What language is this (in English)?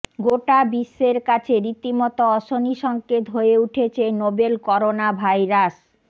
Bangla